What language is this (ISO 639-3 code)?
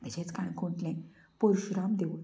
kok